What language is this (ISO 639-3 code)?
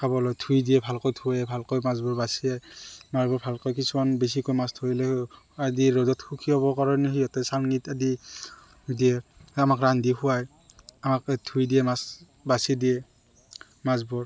asm